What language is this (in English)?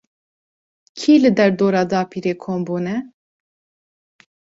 Kurdish